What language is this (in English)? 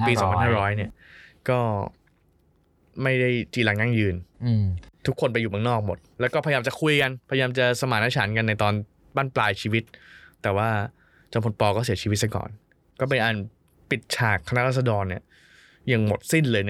Thai